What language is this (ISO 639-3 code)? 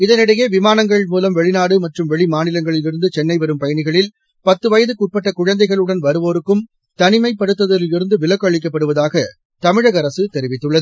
tam